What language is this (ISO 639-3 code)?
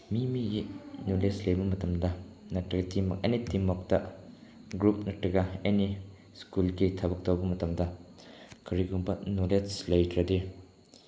mni